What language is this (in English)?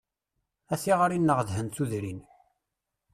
Kabyle